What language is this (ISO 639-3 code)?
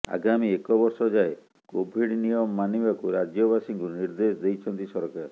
ori